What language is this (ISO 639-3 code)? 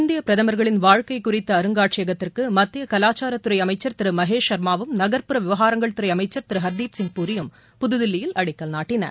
tam